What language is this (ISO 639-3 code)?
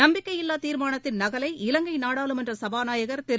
tam